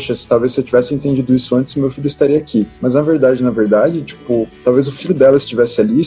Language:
Portuguese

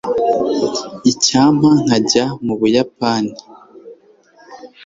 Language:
Kinyarwanda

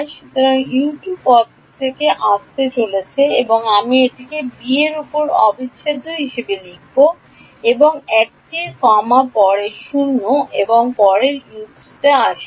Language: Bangla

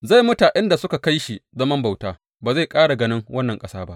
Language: Hausa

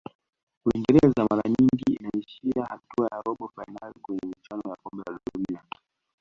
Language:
Swahili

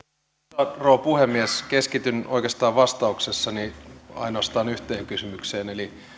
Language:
Finnish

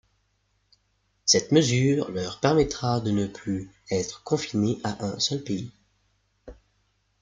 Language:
French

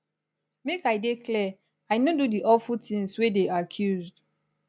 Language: Nigerian Pidgin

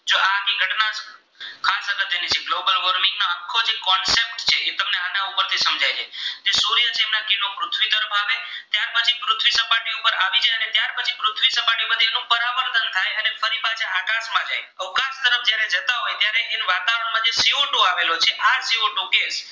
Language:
Gujarati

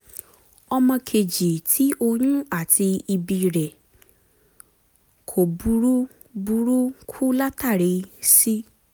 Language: Yoruba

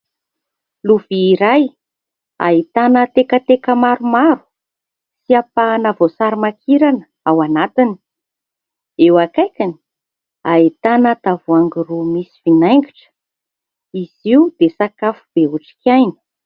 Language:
Malagasy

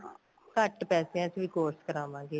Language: Punjabi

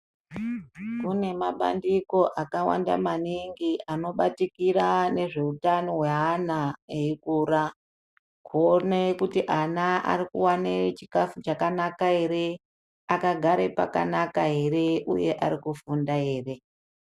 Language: Ndau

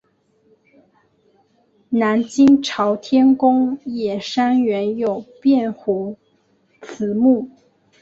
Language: Chinese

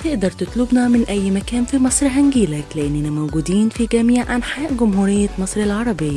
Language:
Arabic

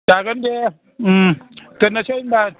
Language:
Bodo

